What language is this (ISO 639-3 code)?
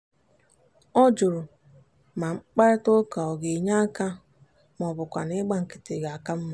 ibo